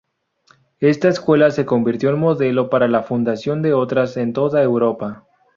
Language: Spanish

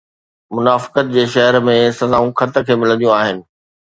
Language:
Sindhi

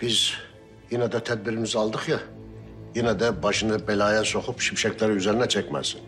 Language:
Turkish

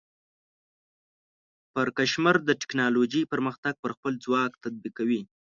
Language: Pashto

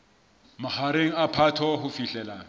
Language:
Southern Sotho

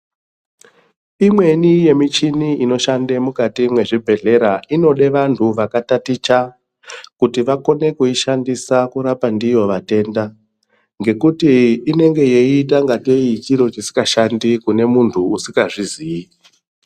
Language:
Ndau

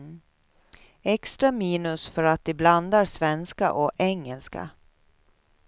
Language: Swedish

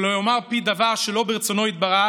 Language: Hebrew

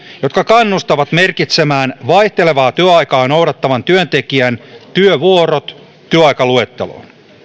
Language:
Finnish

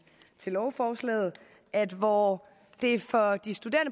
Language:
Danish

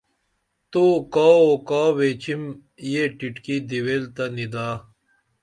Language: Dameli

